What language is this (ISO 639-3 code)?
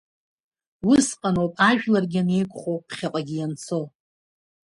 abk